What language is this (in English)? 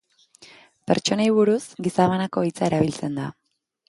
Basque